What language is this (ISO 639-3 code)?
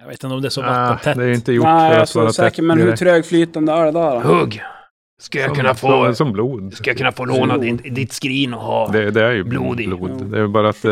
swe